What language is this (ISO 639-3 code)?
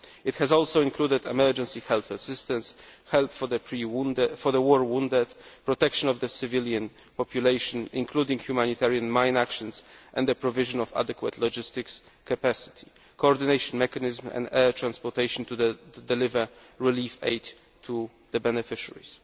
eng